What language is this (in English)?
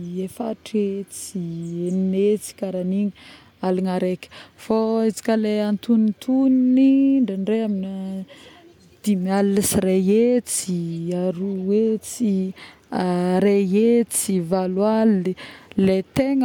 Northern Betsimisaraka Malagasy